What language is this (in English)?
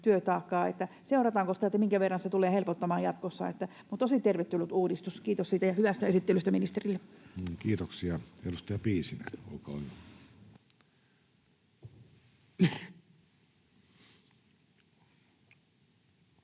Finnish